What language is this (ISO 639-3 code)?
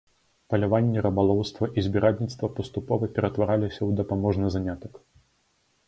bel